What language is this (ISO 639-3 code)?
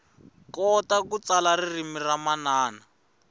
tso